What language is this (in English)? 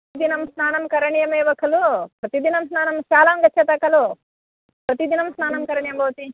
Sanskrit